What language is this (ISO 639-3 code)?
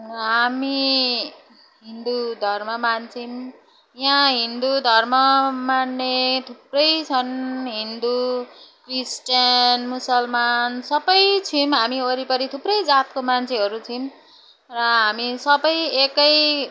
nep